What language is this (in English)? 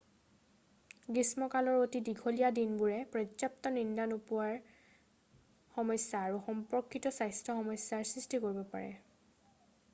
Assamese